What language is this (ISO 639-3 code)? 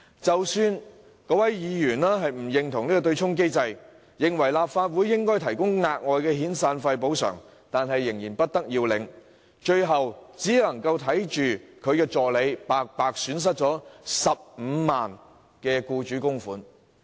yue